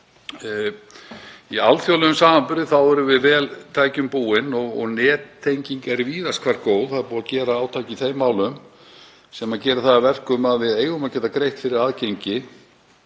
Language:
Icelandic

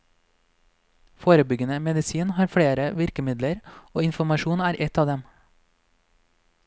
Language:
Norwegian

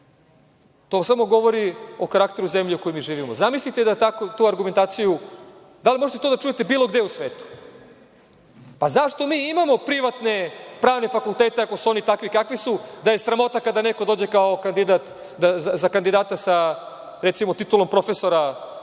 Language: Serbian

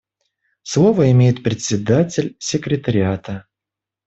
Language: Russian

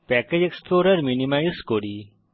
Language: Bangla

